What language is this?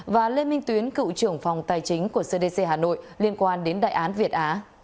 Vietnamese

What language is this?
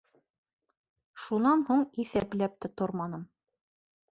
Bashkir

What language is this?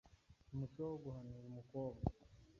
Kinyarwanda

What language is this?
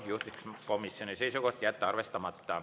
Estonian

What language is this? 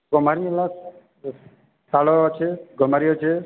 Odia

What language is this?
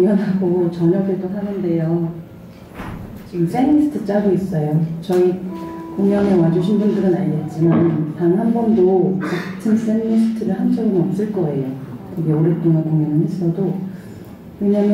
Korean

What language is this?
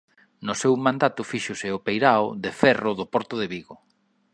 Galician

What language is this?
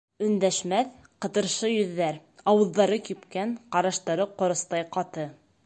Bashkir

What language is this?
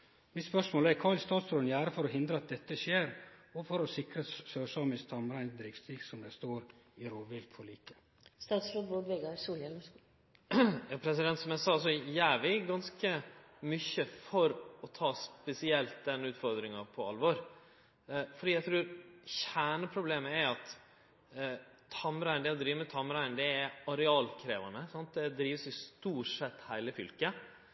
Norwegian Nynorsk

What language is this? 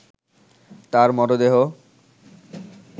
Bangla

